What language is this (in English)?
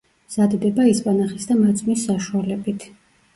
Georgian